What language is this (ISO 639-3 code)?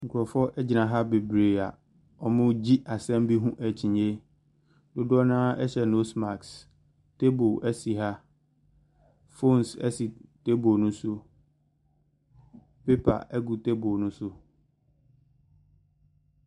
aka